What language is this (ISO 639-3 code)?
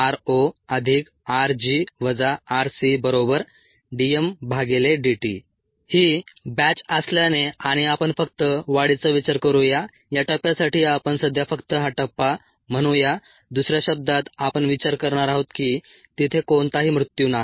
mar